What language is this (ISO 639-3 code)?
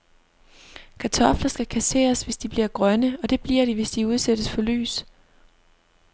dan